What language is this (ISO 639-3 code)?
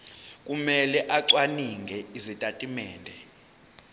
zul